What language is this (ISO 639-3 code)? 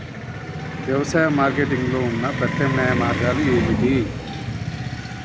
tel